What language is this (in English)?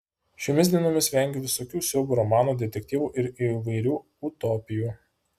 Lithuanian